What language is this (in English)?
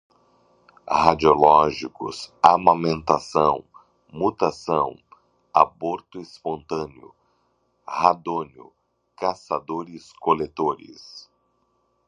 Portuguese